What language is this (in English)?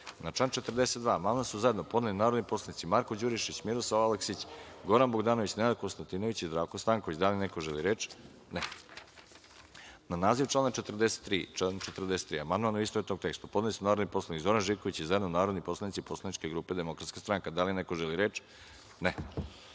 Serbian